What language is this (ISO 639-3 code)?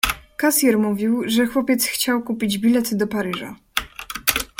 pol